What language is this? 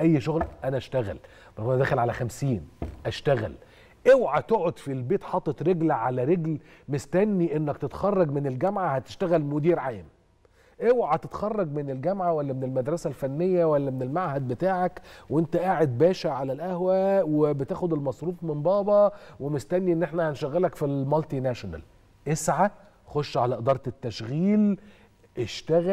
Arabic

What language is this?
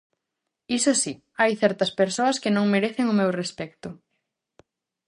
Galician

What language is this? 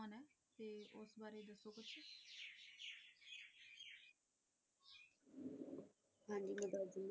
Punjabi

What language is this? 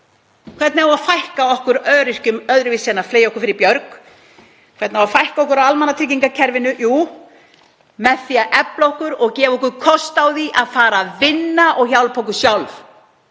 Icelandic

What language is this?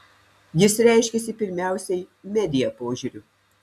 Lithuanian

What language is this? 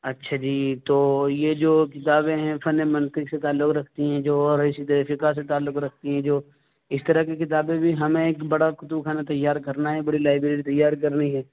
Urdu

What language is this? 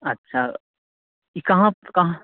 Maithili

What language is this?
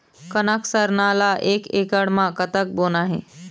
Chhattisgarhi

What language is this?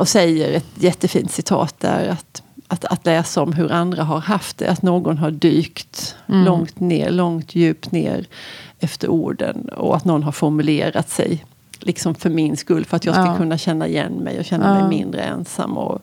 Swedish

